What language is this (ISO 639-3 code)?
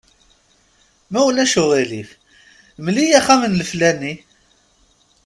kab